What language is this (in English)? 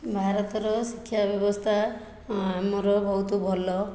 Odia